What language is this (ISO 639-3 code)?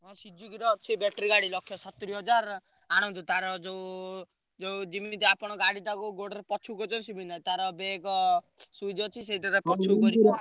ori